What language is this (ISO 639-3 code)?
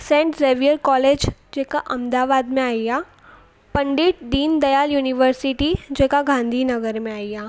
snd